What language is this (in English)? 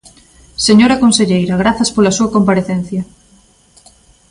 Galician